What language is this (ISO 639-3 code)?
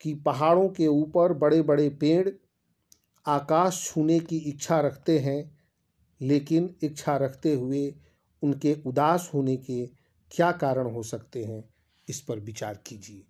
hin